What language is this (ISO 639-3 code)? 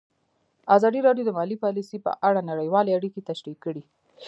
pus